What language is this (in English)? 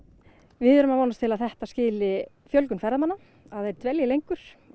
Icelandic